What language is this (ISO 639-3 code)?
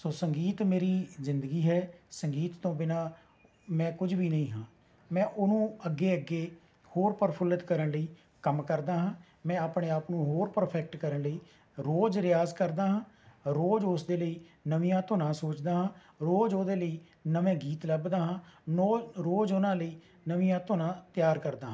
pan